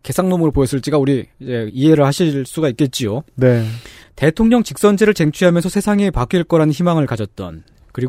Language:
Korean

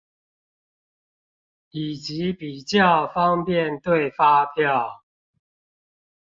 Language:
Chinese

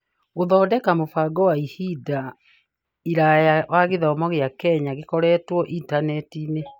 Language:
Kikuyu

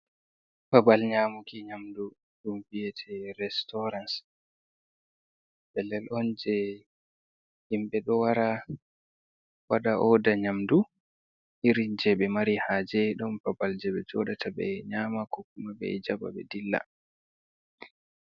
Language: Fula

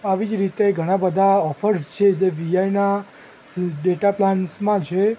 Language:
Gujarati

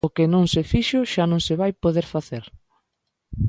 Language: Galician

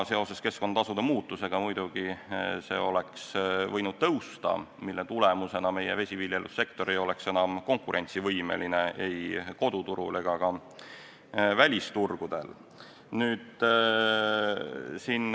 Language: Estonian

